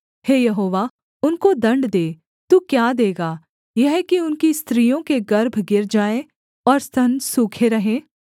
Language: Hindi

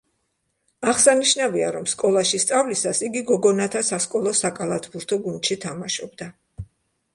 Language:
Georgian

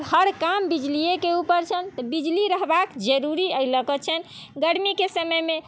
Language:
Maithili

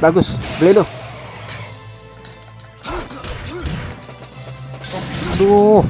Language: Indonesian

